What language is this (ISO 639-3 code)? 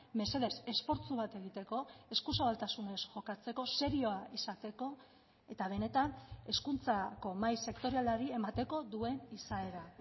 eus